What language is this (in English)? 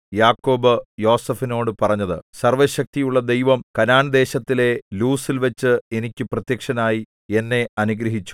Malayalam